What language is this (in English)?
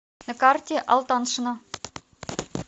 Russian